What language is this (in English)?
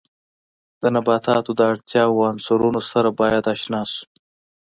Pashto